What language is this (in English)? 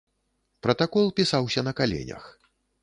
Belarusian